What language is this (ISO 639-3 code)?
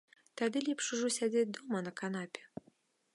bel